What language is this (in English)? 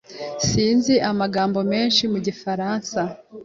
Kinyarwanda